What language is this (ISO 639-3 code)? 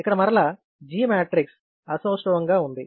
tel